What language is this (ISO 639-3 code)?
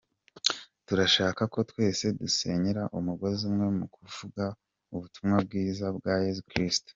kin